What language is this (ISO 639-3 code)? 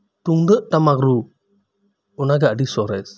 sat